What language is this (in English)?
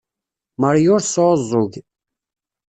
Kabyle